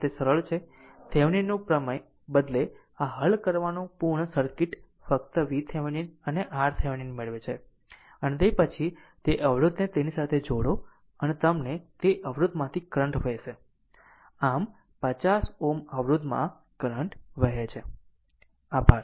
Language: Gujarati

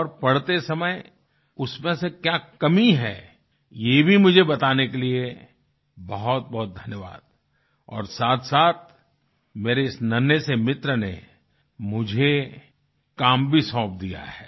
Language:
Hindi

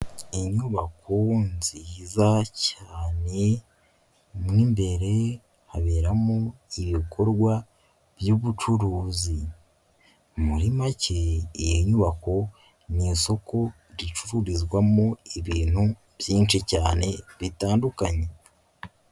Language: Kinyarwanda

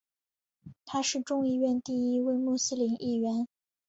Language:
Chinese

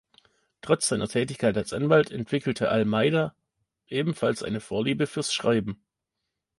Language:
German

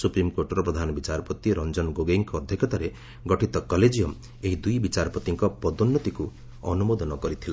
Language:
Odia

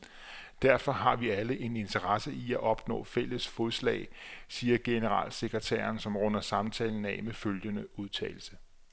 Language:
Danish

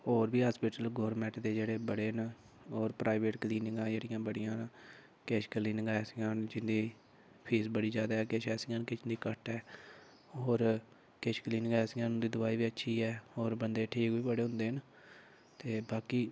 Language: Dogri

